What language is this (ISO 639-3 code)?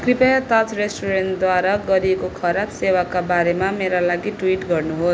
nep